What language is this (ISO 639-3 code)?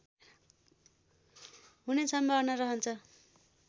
nep